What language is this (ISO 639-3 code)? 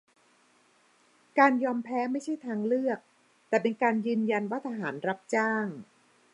tha